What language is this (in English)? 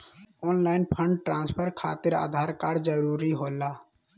Magahi